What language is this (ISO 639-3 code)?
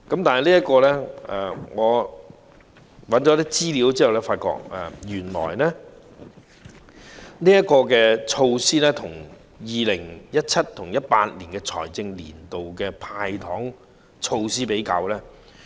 yue